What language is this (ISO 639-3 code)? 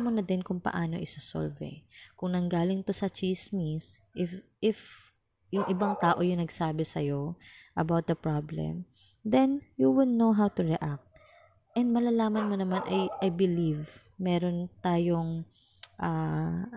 fil